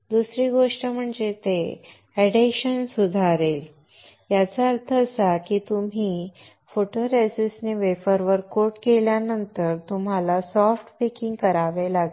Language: Marathi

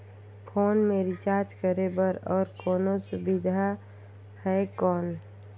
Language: Chhattisgarhi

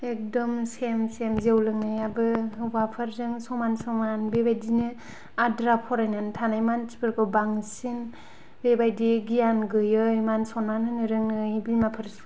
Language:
Bodo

